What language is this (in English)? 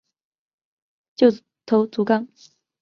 Chinese